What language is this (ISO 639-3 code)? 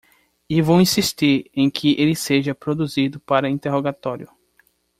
por